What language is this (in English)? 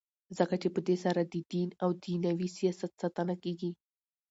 Pashto